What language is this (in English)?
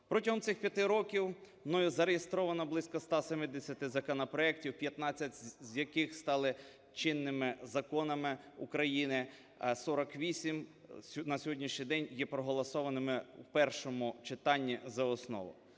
Ukrainian